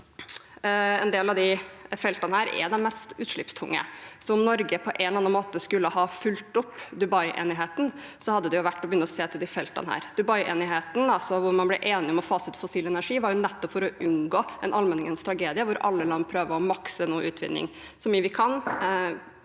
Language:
Norwegian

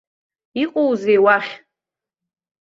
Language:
Abkhazian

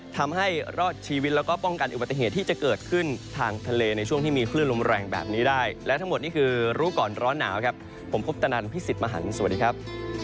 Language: Thai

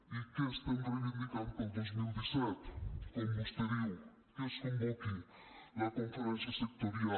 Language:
Catalan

